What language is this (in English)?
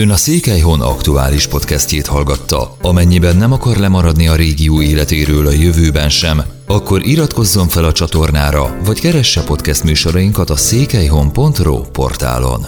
Hungarian